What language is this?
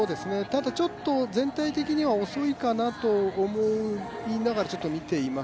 Japanese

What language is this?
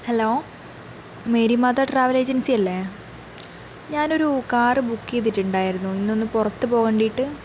Malayalam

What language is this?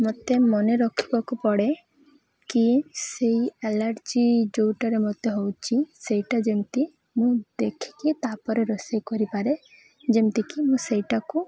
Odia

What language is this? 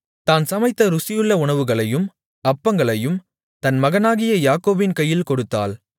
Tamil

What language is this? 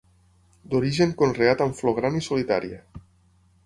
Catalan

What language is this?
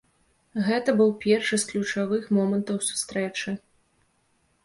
Belarusian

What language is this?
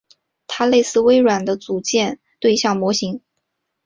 Chinese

